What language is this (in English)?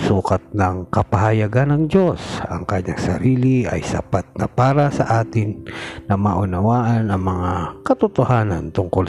Filipino